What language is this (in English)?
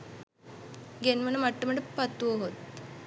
Sinhala